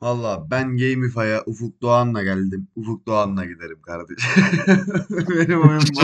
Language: Turkish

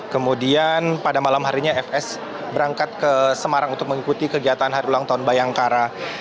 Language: Indonesian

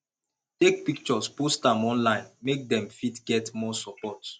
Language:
Nigerian Pidgin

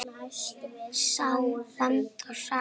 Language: Icelandic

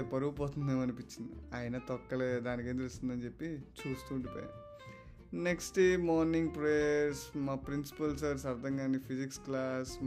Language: Telugu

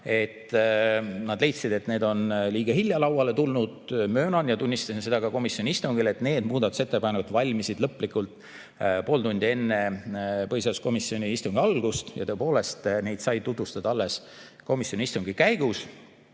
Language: Estonian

